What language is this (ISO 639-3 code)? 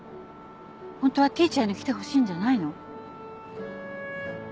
jpn